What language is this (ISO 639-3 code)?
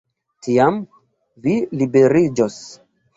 epo